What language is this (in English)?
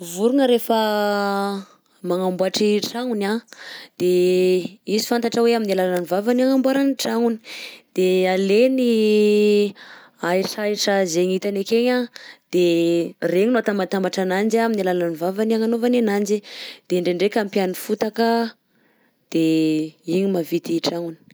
Southern Betsimisaraka Malagasy